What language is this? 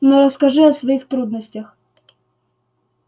Russian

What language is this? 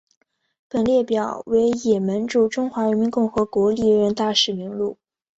Chinese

